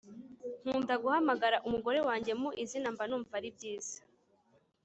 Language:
Kinyarwanda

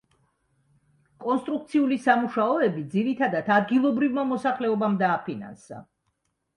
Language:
Georgian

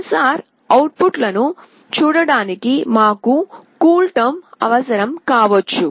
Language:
Telugu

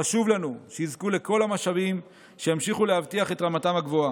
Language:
Hebrew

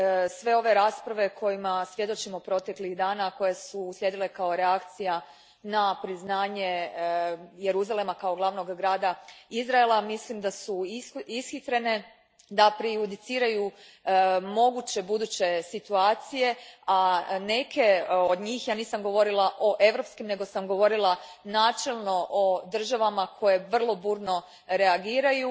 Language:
Croatian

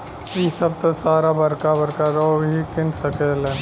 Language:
Bhojpuri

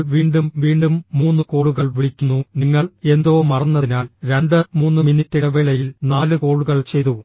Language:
Malayalam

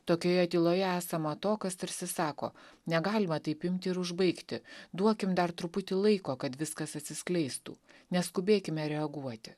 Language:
Lithuanian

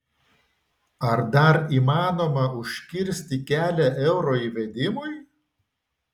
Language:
Lithuanian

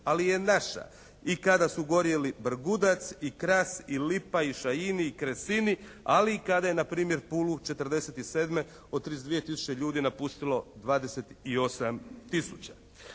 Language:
Croatian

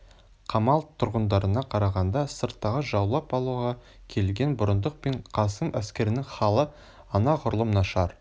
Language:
Kazakh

